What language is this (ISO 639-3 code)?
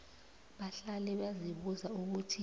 nbl